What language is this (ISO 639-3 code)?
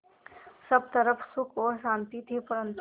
hin